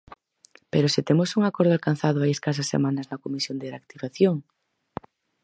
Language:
Galician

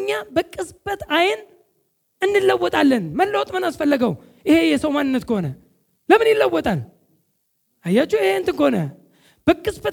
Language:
Amharic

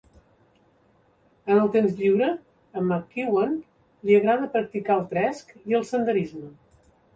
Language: Catalan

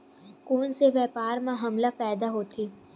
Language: Chhattisgarhi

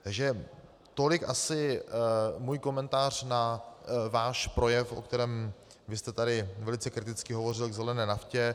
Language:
Czech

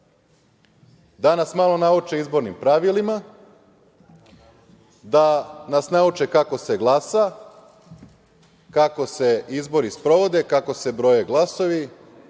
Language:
Serbian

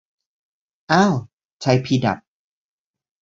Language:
Thai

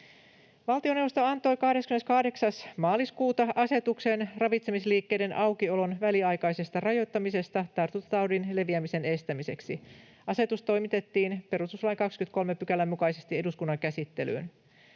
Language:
Finnish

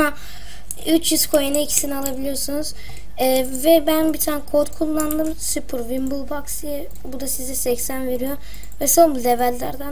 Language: Turkish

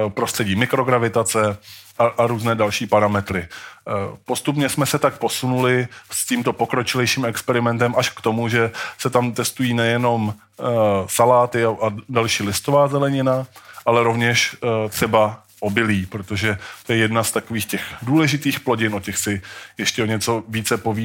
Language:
Czech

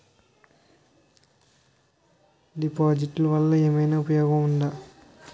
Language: Telugu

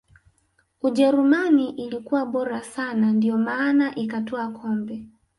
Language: Swahili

